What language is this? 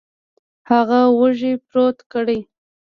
Pashto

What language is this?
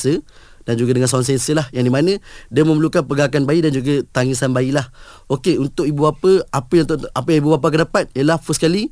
Malay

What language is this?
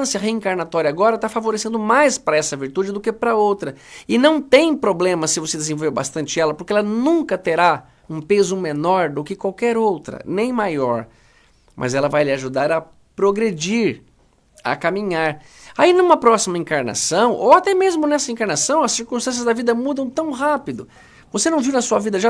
Portuguese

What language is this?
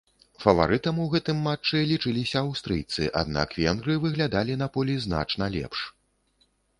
Belarusian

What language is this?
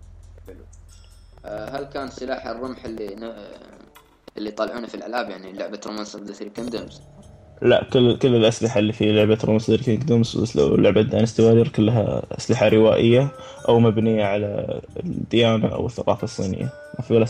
Arabic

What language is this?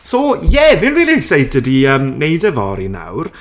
Welsh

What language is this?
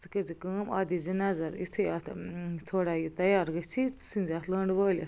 Kashmiri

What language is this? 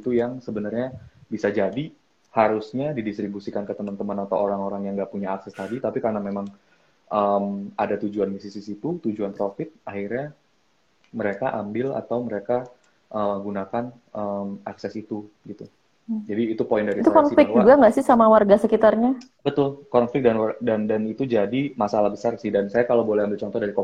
Indonesian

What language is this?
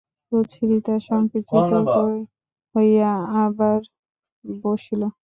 Bangla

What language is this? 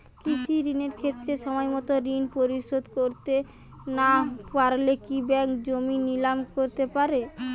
Bangla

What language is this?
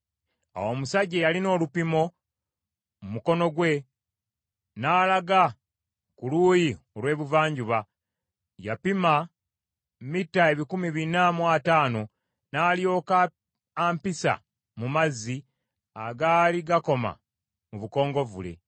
Ganda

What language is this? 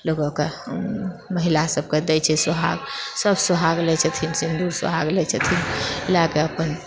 Maithili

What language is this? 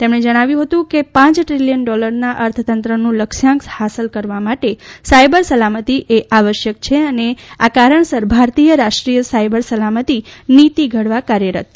Gujarati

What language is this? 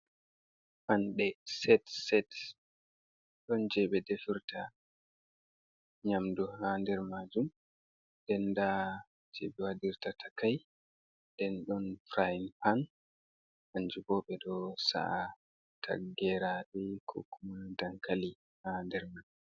Fula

